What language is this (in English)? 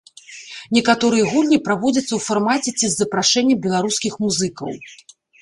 Belarusian